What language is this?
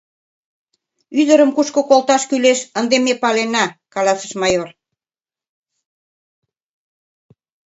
Mari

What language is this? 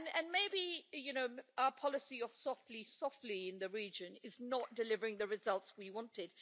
English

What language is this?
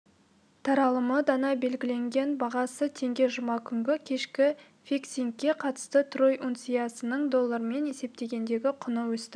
Kazakh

